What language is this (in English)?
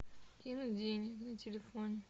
Russian